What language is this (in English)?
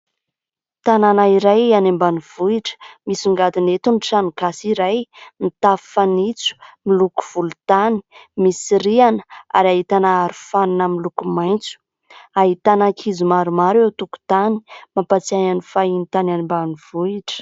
Malagasy